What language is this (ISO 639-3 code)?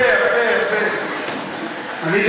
heb